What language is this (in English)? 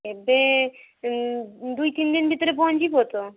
Odia